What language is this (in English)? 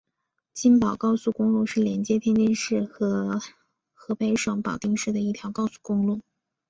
Chinese